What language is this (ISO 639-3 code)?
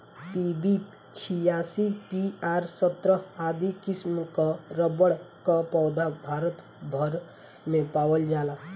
bho